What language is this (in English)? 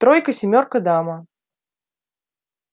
Russian